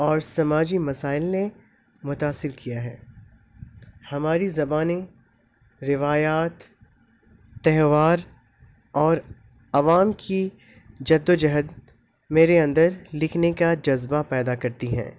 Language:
Urdu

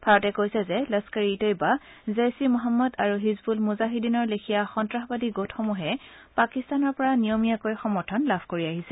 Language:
Assamese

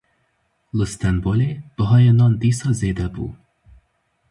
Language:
Kurdish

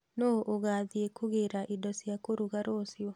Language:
Kikuyu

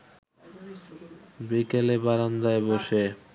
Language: Bangla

